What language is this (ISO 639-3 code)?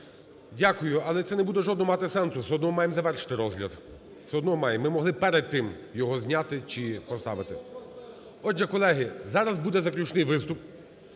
ukr